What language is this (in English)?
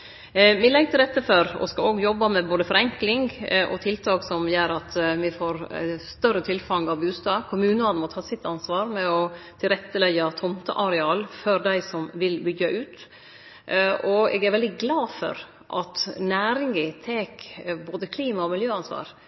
Norwegian Nynorsk